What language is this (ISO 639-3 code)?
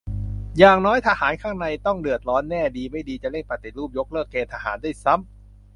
tha